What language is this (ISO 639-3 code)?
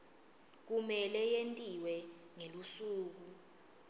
ssw